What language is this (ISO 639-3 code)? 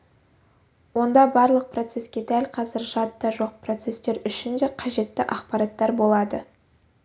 kaz